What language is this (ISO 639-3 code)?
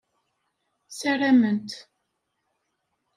kab